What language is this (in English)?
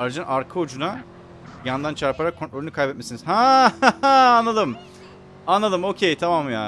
Turkish